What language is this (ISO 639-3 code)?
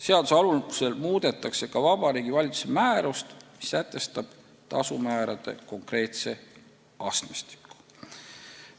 est